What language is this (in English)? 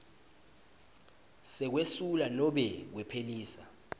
Swati